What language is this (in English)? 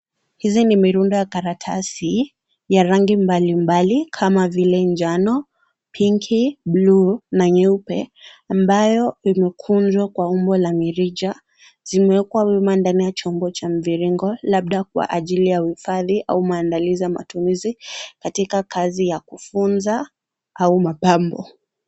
Swahili